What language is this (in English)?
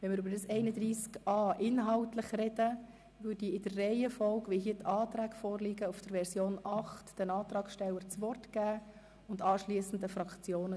Swiss German